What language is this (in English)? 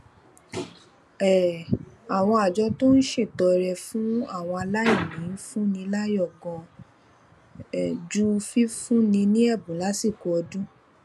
Yoruba